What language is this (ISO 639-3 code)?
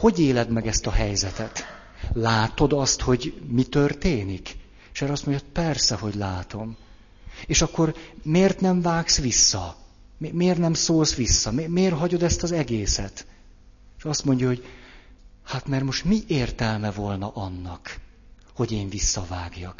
hun